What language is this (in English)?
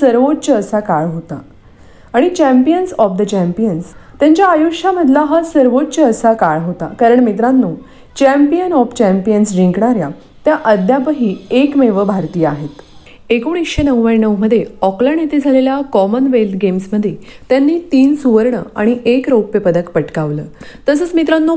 Marathi